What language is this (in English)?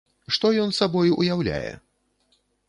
Belarusian